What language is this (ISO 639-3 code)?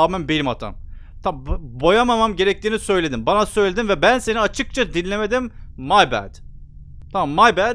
tur